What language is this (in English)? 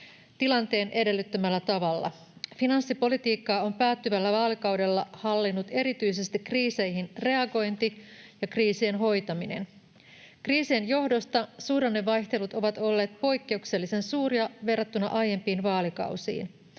Finnish